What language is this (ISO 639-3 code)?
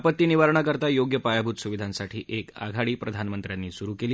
mar